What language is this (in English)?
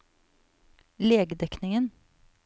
Norwegian